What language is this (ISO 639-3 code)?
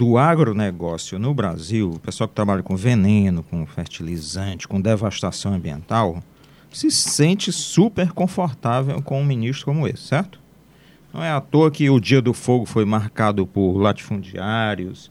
por